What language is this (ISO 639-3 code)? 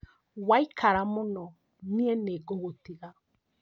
kik